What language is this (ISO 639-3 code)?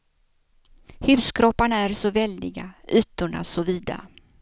swe